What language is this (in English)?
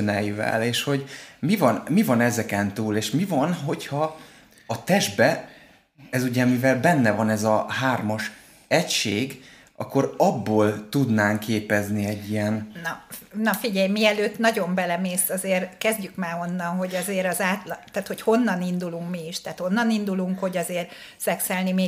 Hungarian